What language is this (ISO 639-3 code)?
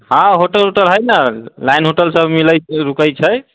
mai